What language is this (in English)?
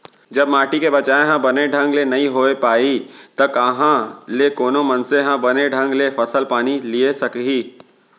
Chhattisgarhi